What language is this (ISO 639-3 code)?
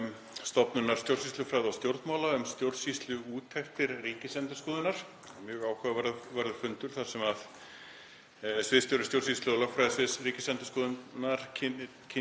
isl